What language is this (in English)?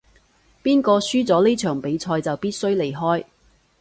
Cantonese